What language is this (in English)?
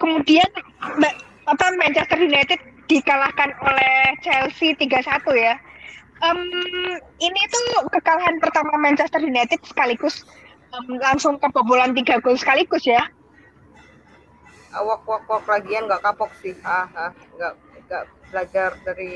Indonesian